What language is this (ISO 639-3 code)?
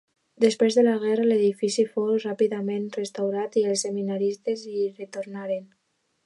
cat